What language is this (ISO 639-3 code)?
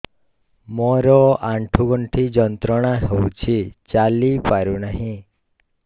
ori